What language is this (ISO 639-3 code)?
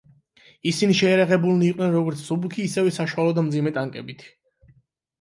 kat